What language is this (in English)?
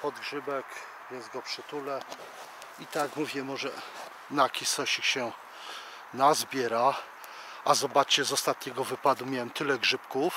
Polish